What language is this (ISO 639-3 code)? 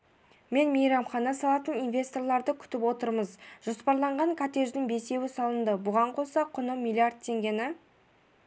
kaz